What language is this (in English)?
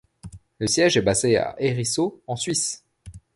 French